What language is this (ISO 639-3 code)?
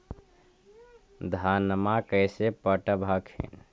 mag